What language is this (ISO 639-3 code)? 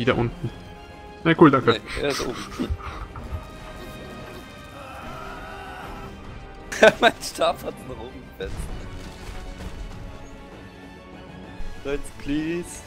deu